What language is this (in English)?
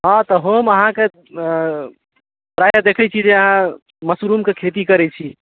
Maithili